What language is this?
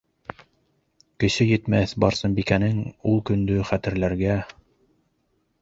Bashkir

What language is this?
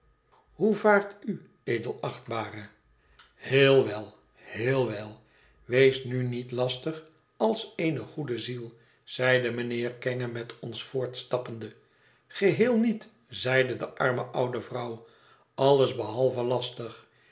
Dutch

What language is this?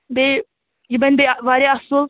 Kashmiri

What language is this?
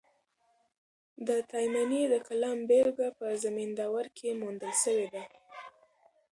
Pashto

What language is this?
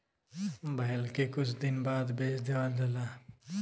Bhojpuri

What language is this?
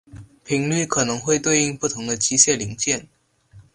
Chinese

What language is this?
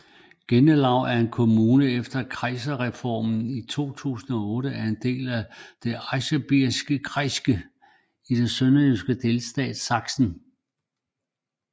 Danish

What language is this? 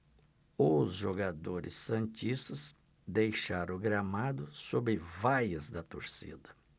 Portuguese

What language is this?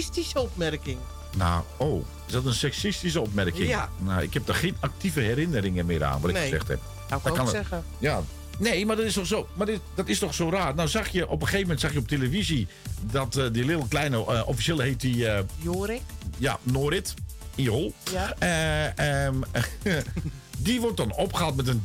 Dutch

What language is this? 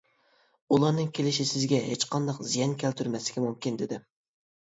Uyghur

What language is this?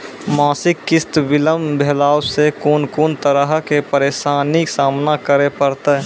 Maithili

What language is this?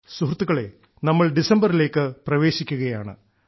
Malayalam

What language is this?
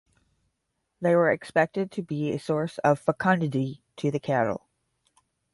English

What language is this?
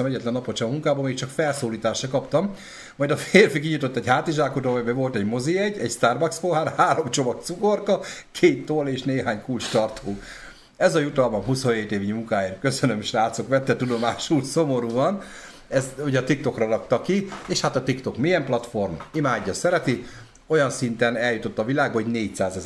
Hungarian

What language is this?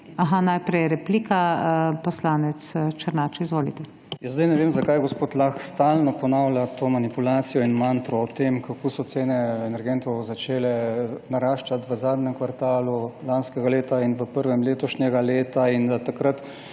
Slovenian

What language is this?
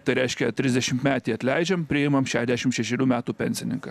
Lithuanian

